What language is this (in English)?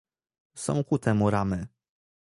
Polish